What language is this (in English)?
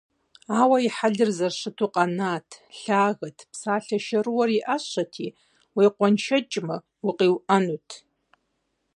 Kabardian